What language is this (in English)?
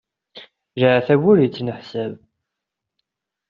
Kabyle